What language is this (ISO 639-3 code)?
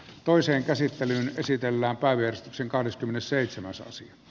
fin